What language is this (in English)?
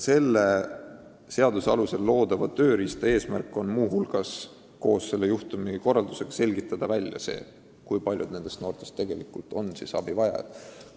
Estonian